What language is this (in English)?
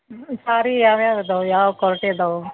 Kannada